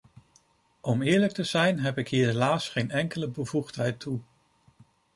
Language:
Dutch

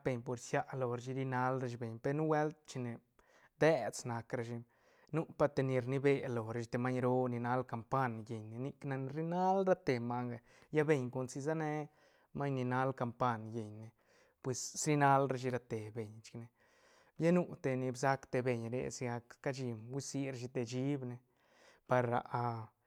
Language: Santa Catarina Albarradas Zapotec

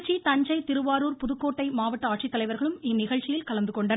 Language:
Tamil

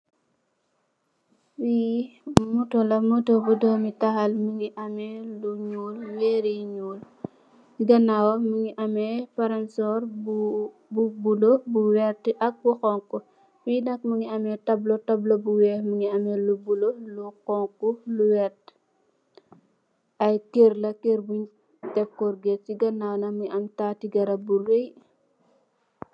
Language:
Wolof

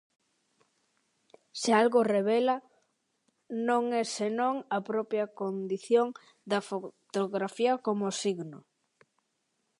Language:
Galician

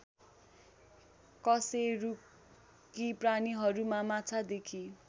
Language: Nepali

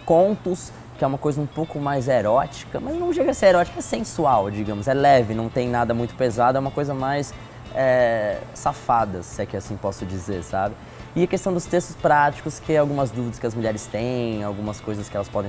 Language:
Portuguese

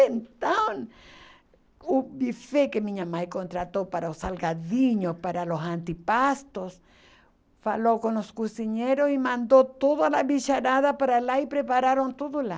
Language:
Portuguese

